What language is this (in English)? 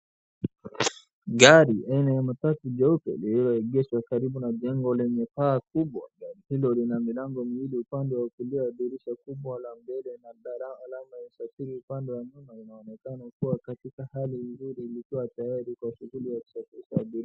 Swahili